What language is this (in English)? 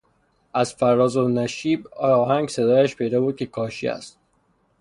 Persian